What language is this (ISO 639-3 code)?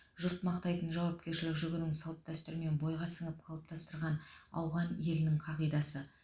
kaz